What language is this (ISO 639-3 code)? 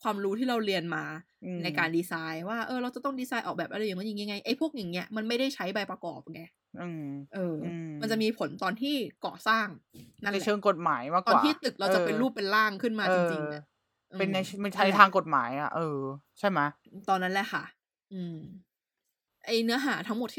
tha